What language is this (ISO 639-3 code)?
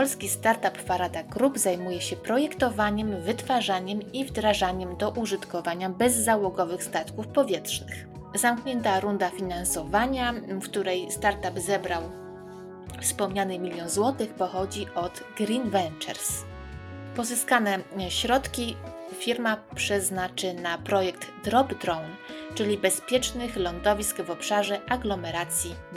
pol